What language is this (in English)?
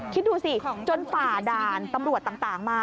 Thai